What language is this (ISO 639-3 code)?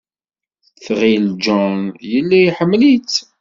kab